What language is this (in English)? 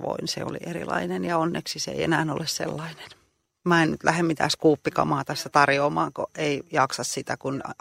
Finnish